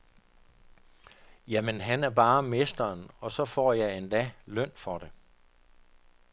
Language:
Danish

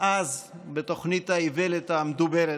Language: Hebrew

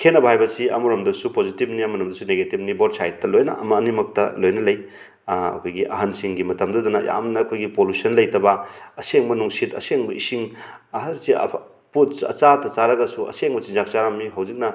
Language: Manipuri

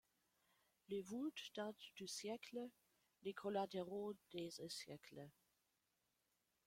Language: French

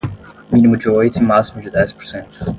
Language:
Portuguese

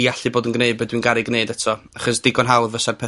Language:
Welsh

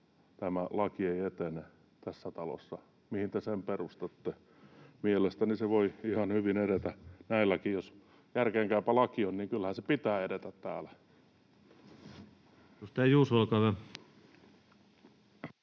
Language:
Finnish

